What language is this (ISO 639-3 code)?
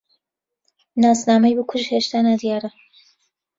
ckb